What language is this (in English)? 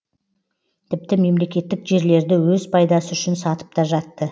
Kazakh